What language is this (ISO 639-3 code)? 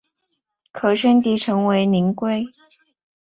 zho